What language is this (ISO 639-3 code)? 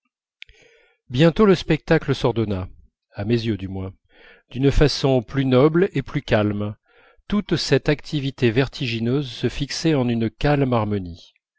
fra